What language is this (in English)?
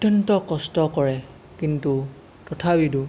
Assamese